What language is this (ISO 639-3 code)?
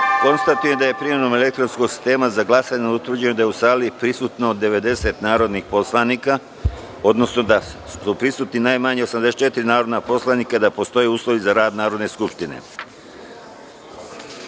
srp